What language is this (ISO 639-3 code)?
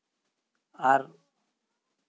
sat